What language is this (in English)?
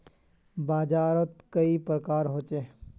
Magahi